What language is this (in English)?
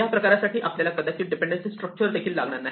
Marathi